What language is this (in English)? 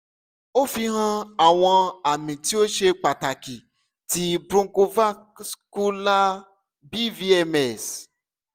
Yoruba